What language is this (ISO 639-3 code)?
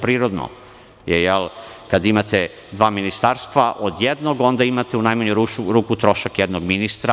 srp